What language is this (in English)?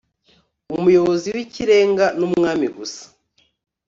Kinyarwanda